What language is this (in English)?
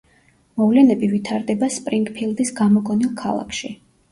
Georgian